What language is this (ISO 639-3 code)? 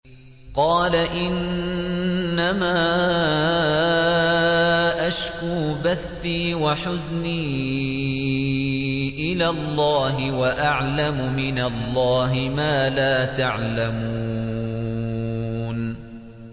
ara